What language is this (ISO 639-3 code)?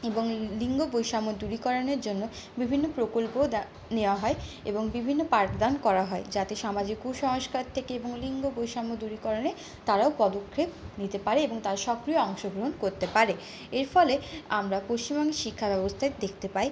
ben